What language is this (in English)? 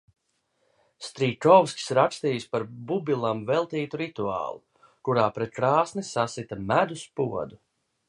Latvian